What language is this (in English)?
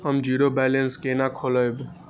Maithili